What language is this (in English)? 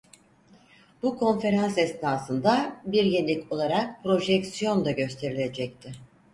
Turkish